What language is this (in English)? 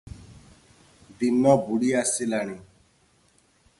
Odia